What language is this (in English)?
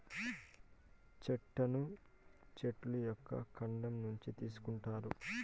Telugu